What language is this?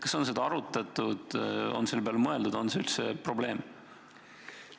Estonian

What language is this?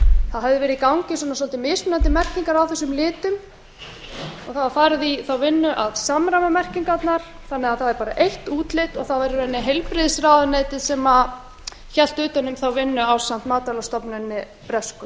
Icelandic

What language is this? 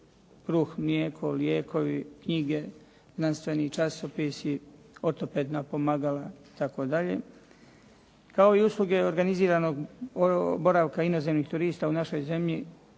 Croatian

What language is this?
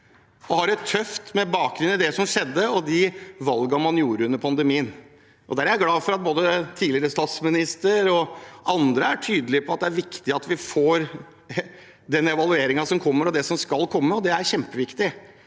Norwegian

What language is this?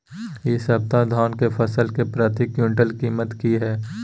Maithili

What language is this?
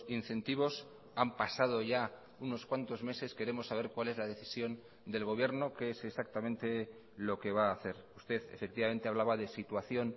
Spanish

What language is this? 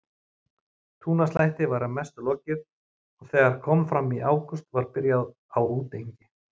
Icelandic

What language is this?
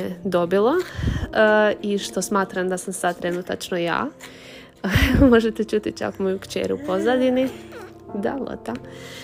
Croatian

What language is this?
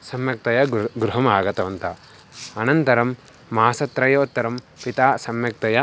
Sanskrit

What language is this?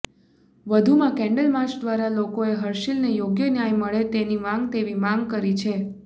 Gujarati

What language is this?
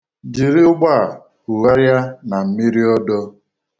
Igbo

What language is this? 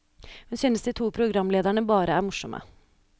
Norwegian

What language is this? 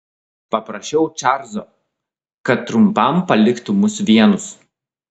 Lithuanian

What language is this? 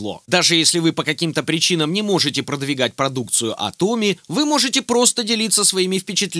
Russian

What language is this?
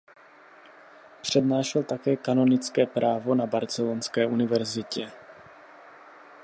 Czech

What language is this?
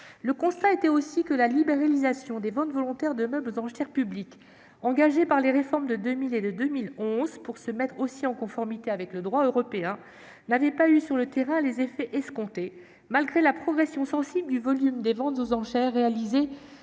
French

